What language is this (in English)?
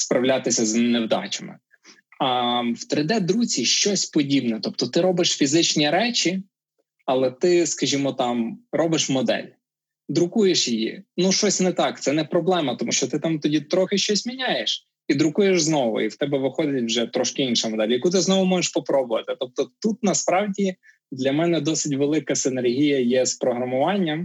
Ukrainian